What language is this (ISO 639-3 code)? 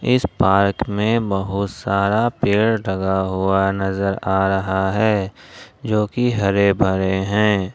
hin